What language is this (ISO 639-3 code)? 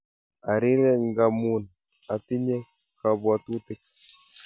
kln